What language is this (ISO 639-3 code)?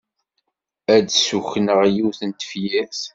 kab